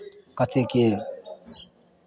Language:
Maithili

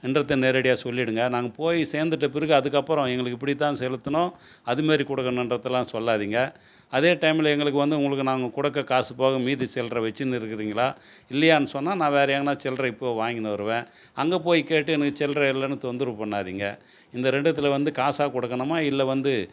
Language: Tamil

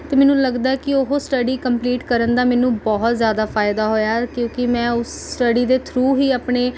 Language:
Punjabi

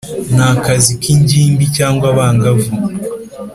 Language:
Kinyarwanda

